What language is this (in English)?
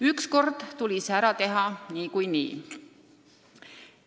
Estonian